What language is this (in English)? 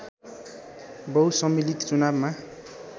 Nepali